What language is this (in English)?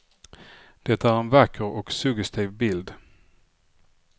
Swedish